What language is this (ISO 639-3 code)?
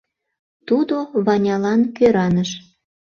chm